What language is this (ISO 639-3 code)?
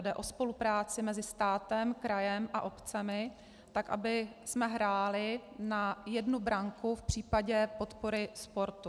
ces